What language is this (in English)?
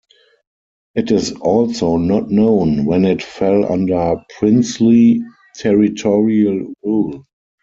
English